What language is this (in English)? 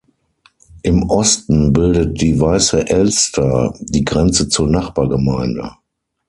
German